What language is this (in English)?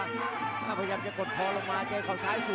Thai